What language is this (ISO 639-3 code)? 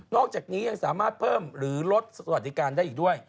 tha